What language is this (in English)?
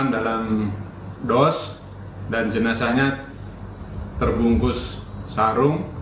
Indonesian